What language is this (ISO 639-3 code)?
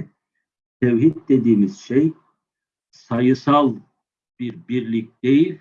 tur